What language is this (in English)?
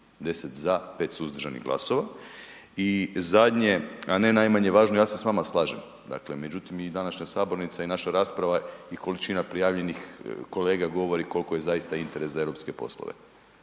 Croatian